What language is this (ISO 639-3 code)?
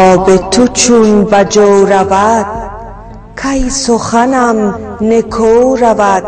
fas